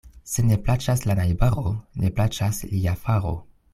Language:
Esperanto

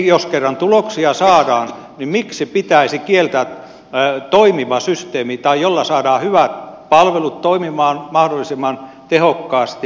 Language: Finnish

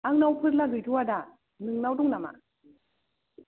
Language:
Bodo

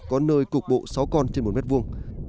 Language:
Vietnamese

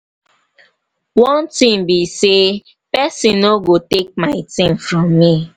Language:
Nigerian Pidgin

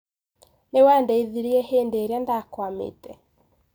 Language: Kikuyu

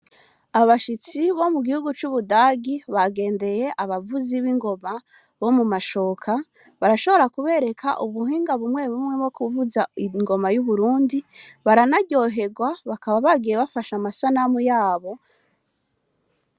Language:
Rundi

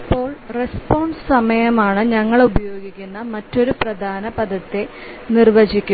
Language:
Malayalam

